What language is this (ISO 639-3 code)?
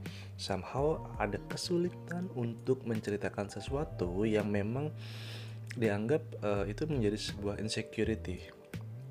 ind